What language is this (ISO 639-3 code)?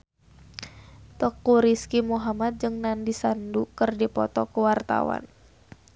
sun